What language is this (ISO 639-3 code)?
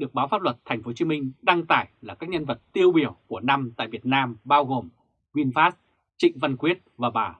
vie